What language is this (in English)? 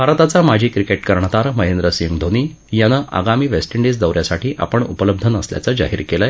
Marathi